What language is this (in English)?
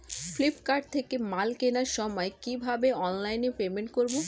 Bangla